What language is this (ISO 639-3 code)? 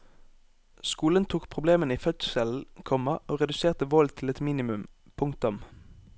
nor